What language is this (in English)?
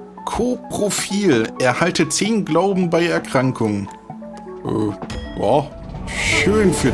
German